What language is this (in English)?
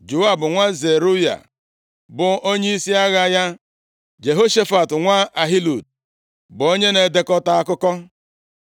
Igbo